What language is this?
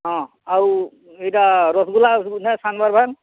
Odia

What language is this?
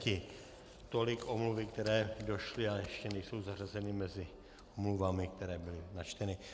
Czech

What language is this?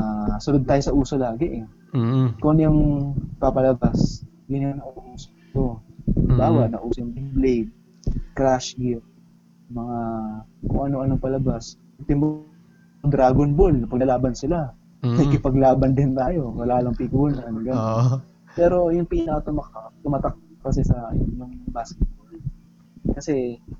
Filipino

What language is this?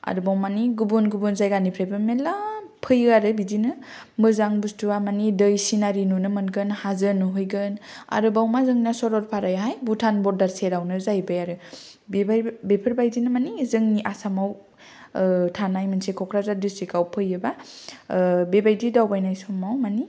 Bodo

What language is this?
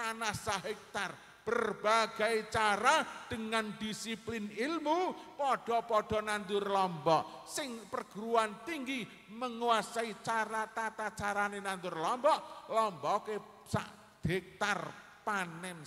Indonesian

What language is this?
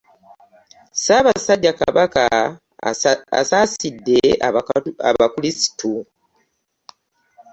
Ganda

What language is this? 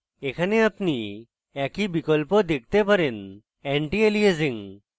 Bangla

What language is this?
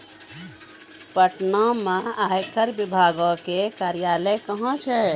Maithili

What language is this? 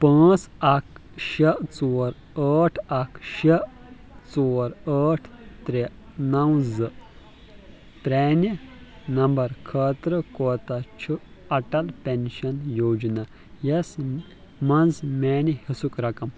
Kashmiri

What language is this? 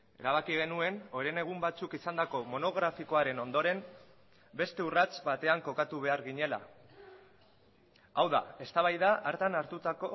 Basque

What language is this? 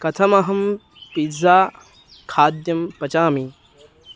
Sanskrit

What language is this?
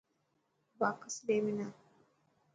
Dhatki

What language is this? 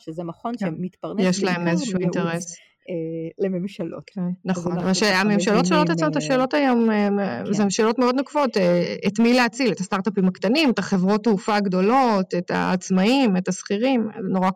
Hebrew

